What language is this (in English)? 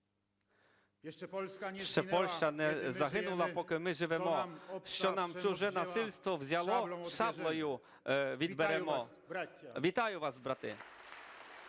Ukrainian